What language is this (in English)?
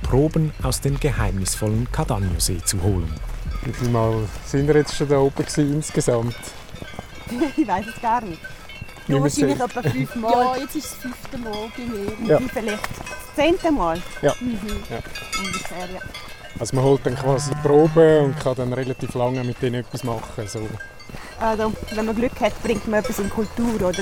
German